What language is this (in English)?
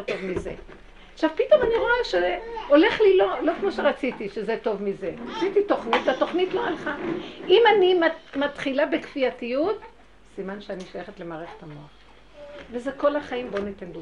Hebrew